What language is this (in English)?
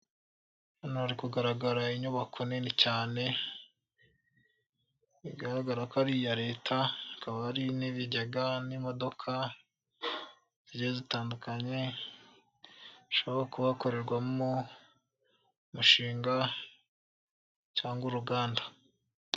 Kinyarwanda